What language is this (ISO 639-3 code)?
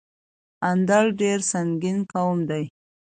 pus